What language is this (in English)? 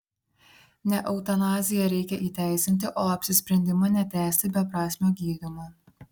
Lithuanian